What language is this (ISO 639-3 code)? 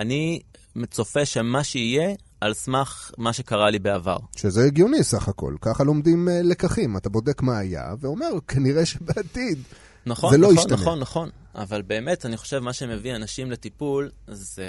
heb